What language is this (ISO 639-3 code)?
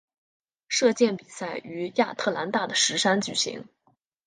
zho